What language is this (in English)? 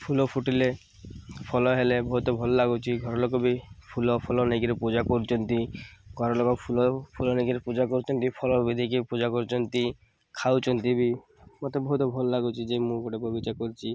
Odia